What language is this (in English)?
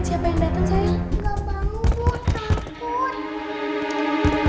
Indonesian